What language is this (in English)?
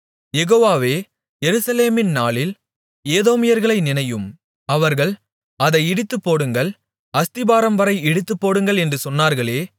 Tamil